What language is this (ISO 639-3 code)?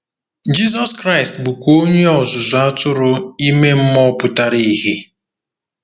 ibo